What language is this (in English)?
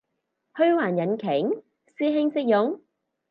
Cantonese